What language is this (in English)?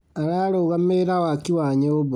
Kikuyu